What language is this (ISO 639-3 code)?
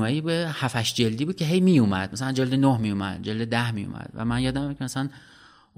fas